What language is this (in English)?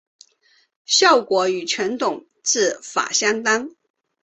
Chinese